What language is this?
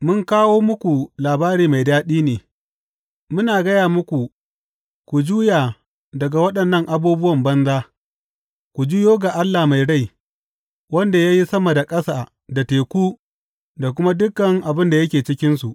Hausa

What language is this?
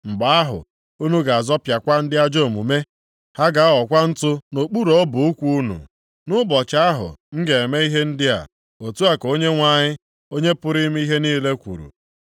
Igbo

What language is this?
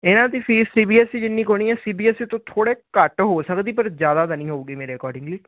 Punjabi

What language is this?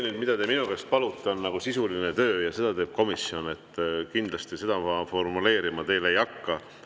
Estonian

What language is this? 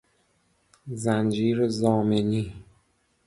Persian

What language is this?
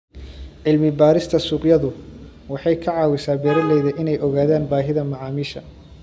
Somali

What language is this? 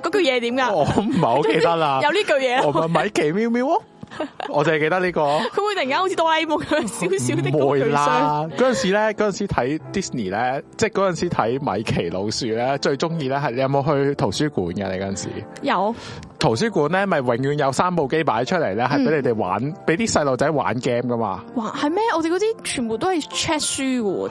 Chinese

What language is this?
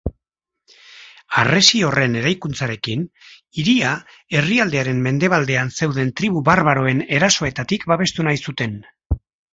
Basque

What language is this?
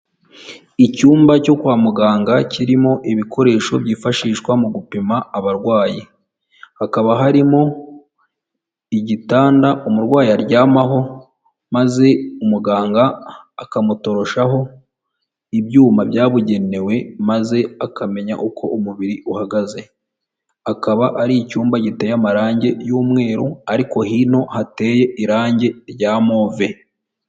Kinyarwanda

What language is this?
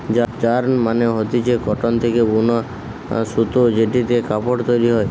Bangla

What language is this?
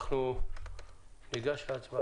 Hebrew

